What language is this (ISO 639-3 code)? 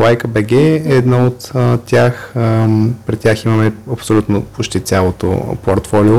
bul